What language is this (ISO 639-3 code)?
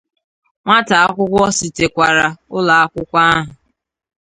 ibo